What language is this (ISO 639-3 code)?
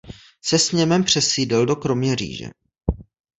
ces